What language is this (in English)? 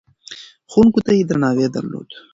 Pashto